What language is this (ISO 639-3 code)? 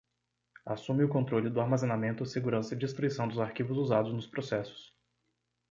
por